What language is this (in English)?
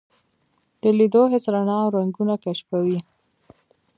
Pashto